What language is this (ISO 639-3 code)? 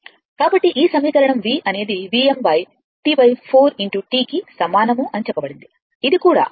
tel